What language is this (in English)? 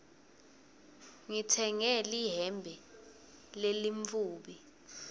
Swati